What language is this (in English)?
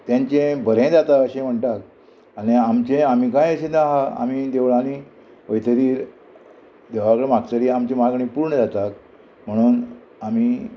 Konkani